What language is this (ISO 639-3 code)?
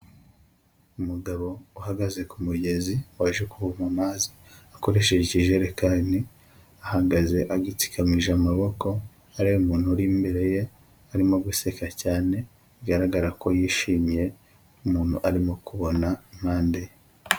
kin